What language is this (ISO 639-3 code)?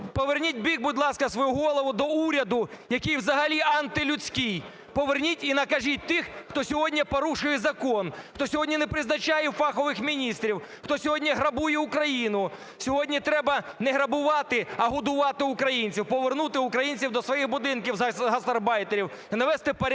ukr